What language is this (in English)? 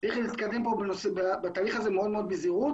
Hebrew